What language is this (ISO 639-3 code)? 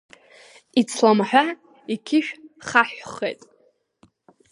abk